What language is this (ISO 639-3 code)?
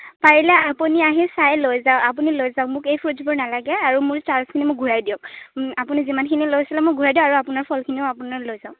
asm